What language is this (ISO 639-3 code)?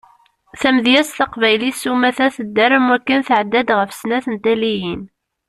kab